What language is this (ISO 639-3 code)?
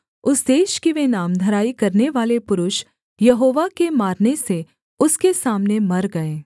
hin